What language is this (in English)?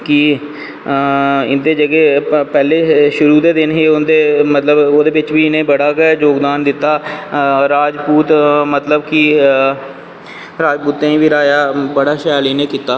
Dogri